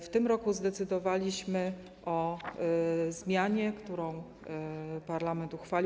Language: Polish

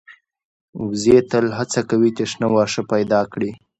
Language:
Pashto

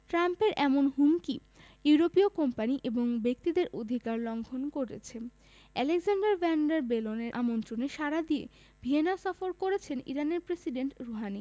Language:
Bangla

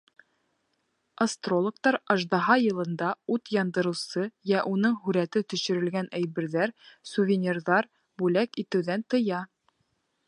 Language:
Bashkir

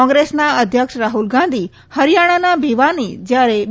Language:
Gujarati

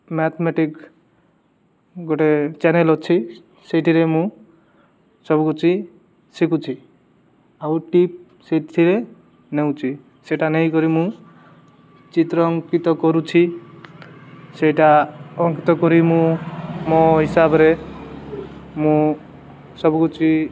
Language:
Odia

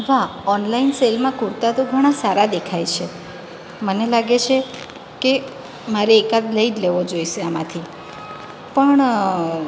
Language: Gujarati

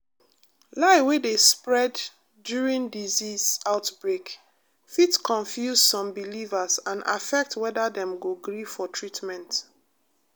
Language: Nigerian Pidgin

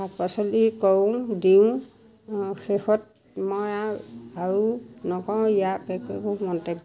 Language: Assamese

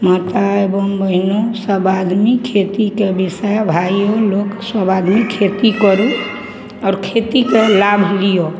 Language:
Maithili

